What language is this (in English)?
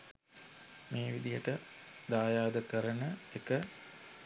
Sinhala